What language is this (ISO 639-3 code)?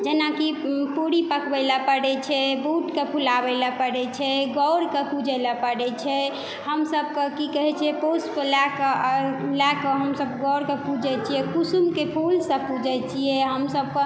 mai